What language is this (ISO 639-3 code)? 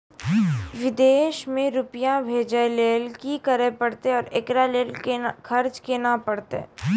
mai